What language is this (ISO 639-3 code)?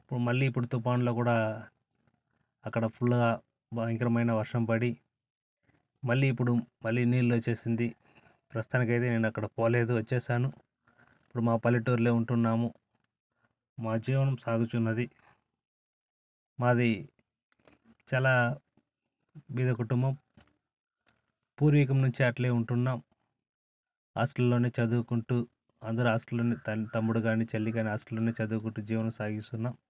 tel